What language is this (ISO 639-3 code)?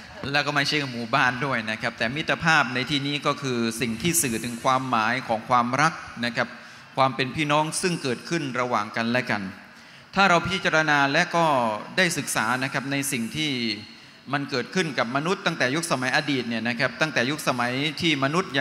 tha